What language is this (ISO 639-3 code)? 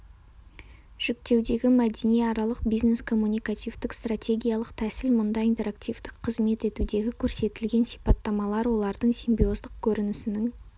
kaz